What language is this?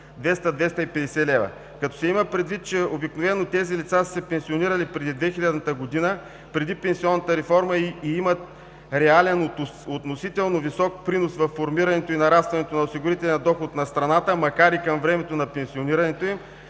Bulgarian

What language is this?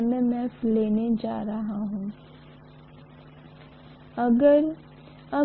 Hindi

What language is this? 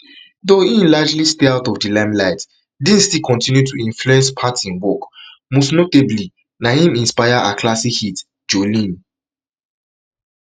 Nigerian Pidgin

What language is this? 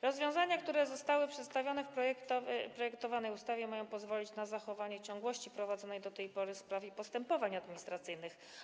Polish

